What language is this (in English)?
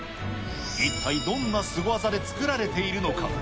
Japanese